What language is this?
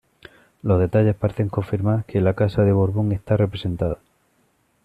Spanish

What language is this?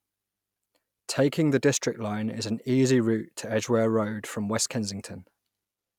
English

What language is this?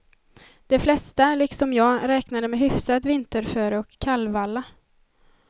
Swedish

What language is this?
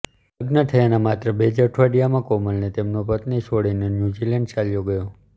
Gujarati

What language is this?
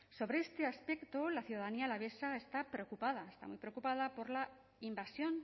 Spanish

